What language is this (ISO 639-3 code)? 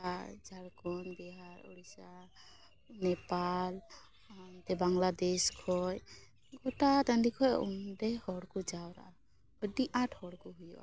sat